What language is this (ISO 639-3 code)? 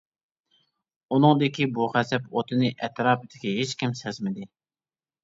uig